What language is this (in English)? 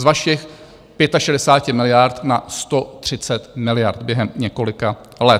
Czech